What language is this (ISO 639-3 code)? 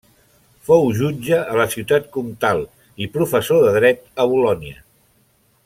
cat